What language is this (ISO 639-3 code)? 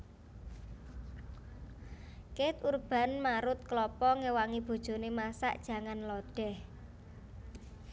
jav